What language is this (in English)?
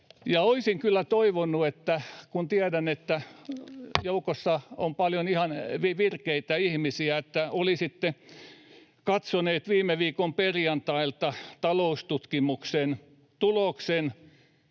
Finnish